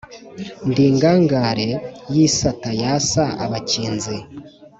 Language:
Kinyarwanda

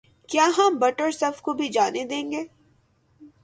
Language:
Urdu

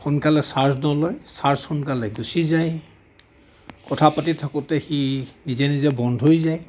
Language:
Assamese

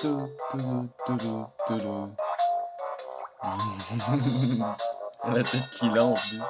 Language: French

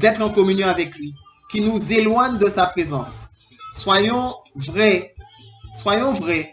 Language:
French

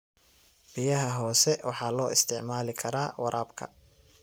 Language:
Somali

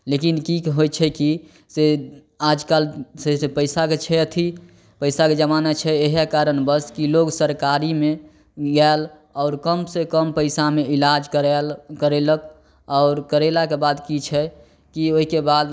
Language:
Maithili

